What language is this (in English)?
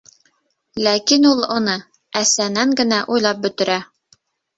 Bashkir